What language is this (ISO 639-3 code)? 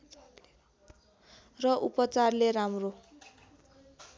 nep